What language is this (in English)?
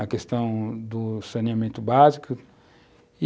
Portuguese